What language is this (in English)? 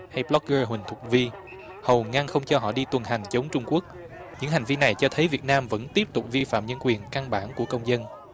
Vietnamese